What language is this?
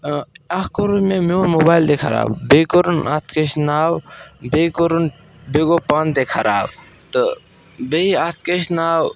Kashmiri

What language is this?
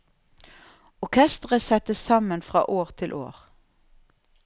Norwegian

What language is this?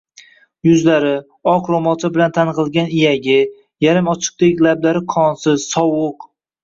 Uzbek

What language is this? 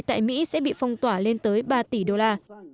Vietnamese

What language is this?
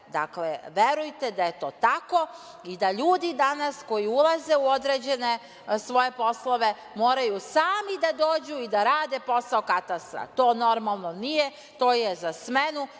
Serbian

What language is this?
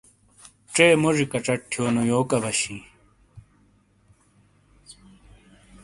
Shina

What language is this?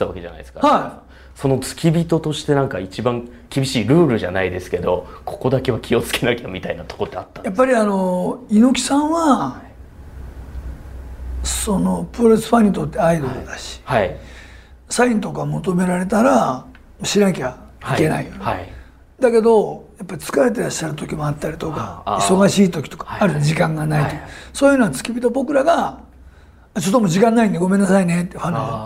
Japanese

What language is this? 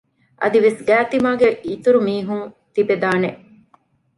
Divehi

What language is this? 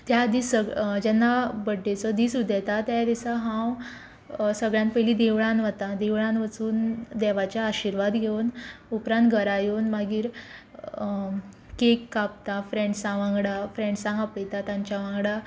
Konkani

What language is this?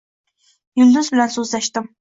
Uzbek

